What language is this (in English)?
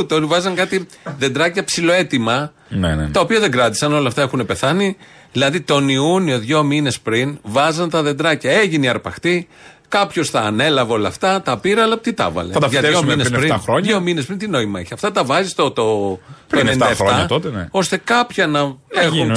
Greek